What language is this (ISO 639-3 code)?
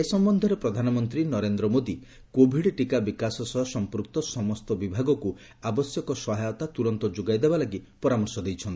ori